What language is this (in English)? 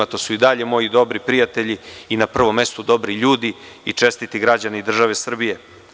Serbian